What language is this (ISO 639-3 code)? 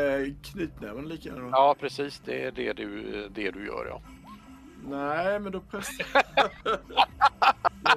swe